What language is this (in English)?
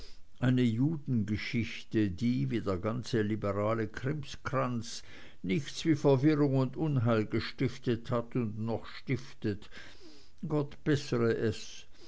German